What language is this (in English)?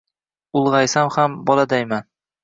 Uzbek